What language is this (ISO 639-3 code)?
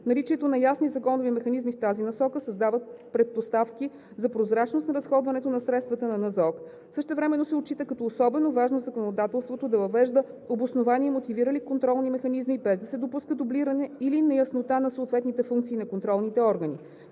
bul